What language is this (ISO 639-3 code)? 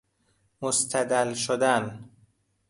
fas